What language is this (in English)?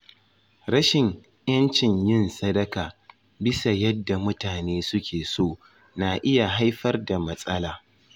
Hausa